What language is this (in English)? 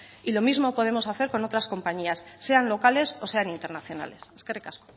Spanish